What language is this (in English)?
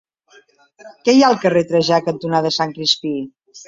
Catalan